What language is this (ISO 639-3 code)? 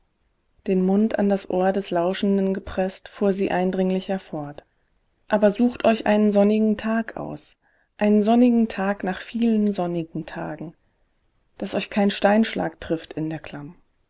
deu